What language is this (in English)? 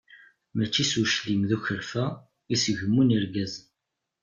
Kabyle